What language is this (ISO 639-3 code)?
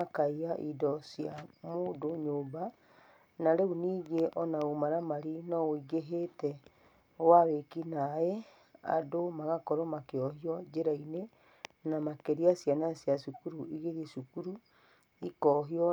kik